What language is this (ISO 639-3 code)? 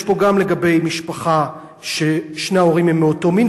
heb